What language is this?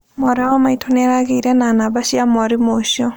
Kikuyu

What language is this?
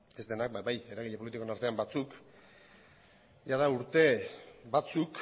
Basque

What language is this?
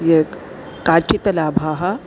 Sanskrit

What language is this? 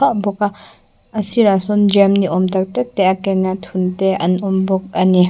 Mizo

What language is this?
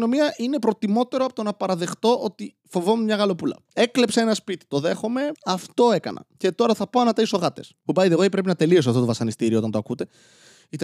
Greek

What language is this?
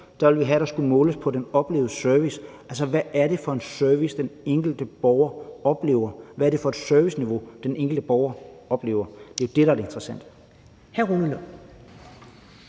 Danish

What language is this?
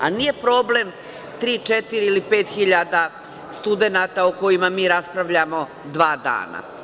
Serbian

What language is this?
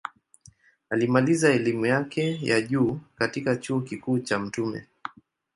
Swahili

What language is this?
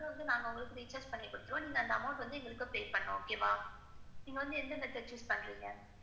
Tamil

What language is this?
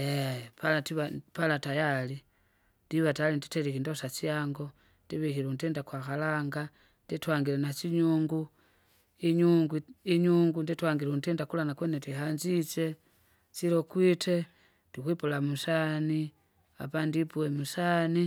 Kinga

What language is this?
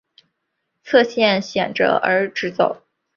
Chinese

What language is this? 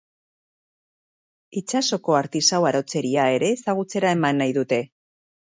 Basque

